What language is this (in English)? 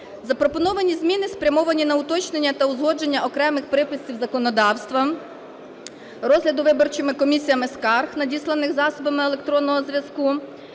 Ukrainian